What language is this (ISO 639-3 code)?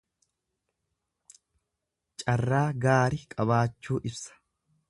orm